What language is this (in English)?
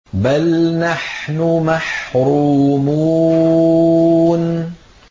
Arabic